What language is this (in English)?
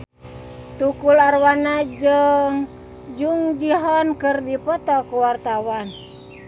Sundanese